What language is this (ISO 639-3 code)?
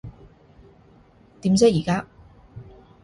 yue